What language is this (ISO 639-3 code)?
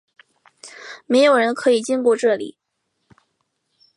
zho